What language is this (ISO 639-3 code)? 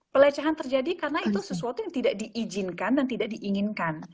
ind